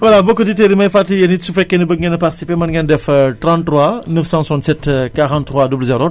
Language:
Wolof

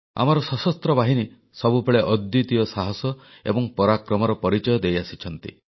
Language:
Odia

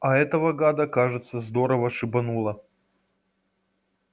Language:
Russian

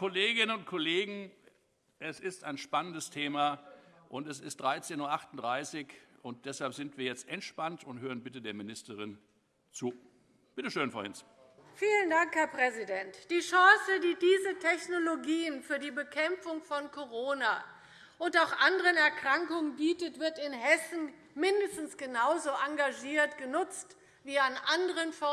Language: German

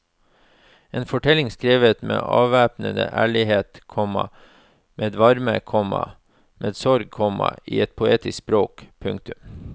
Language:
Norwegian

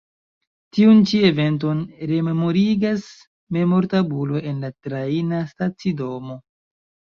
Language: Esperanto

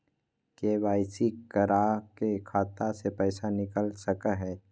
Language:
Magahi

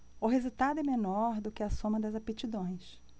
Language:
Portuguese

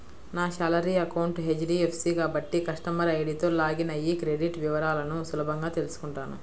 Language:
Telugu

